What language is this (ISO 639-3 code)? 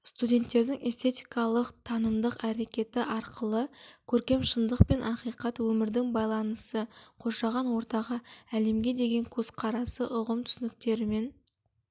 kaz